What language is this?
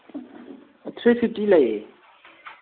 Manipuri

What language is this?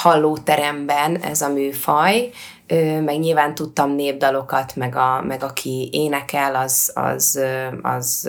Hungarian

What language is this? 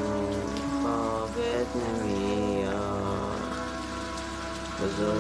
Persian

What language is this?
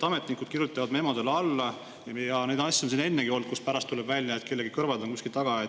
Estonian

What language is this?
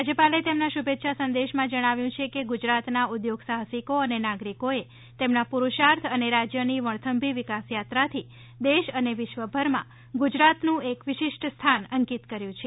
Gujarati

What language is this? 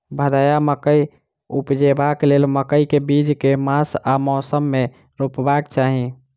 Maithili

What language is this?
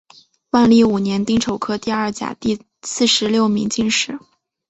Chinese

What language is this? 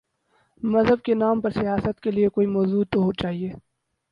Urdu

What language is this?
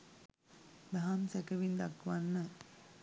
Sinhala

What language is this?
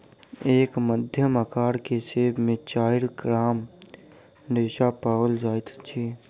Maithili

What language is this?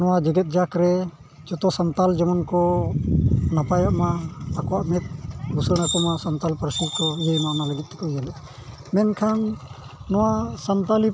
Santali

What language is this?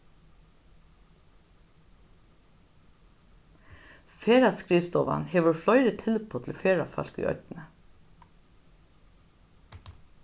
Faroese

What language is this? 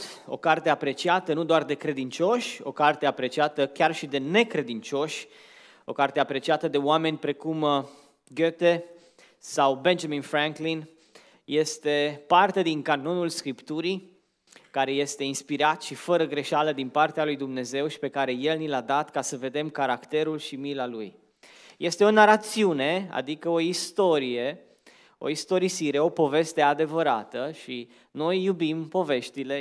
Romanian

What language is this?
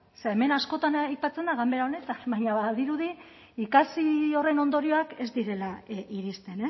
Basque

